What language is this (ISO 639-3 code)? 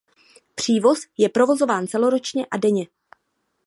ces